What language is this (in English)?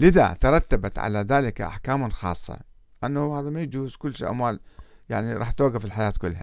Arabic